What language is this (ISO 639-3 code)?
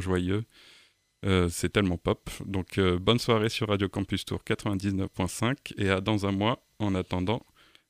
fra